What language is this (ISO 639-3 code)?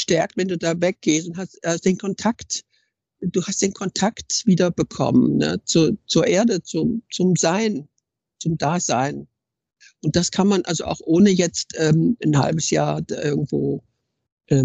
deu